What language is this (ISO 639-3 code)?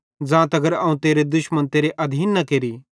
bhd